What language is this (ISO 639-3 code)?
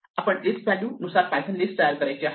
mar